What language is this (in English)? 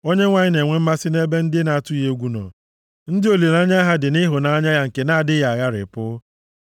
Igbo